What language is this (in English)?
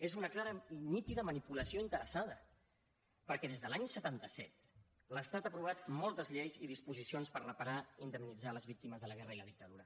Catalan